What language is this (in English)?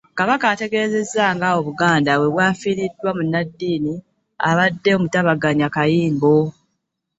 Ganda